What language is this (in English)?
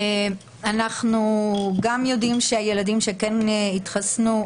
Hebrew